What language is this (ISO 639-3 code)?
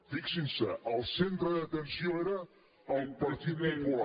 cat